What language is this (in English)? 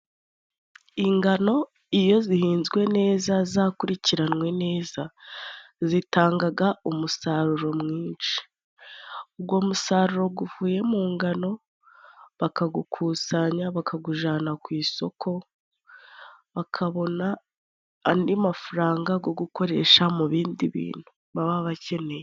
Kinyarwanda